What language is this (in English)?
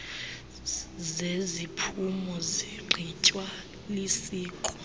Xhosa